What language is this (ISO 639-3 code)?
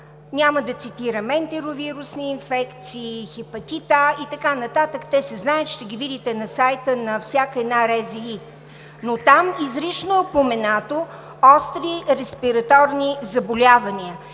bul